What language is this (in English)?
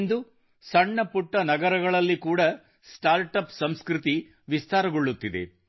Kannada